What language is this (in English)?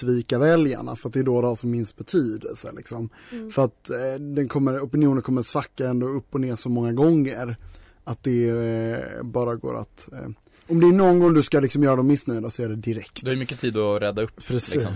Swedish